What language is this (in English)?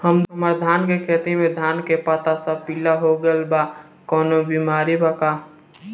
Bhojpuri